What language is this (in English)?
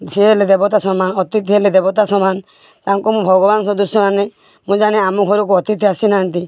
Odia